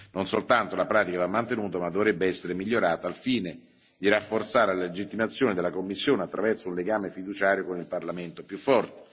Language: Italian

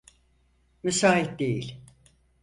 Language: Turkish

